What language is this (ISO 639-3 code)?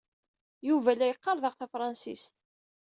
kab